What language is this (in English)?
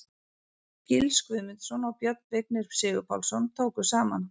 Icelandic